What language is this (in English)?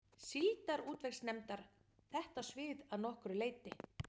Icelandic